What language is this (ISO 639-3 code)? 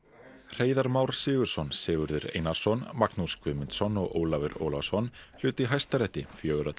isl